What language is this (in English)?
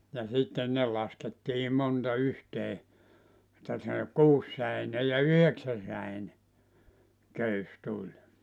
Finnish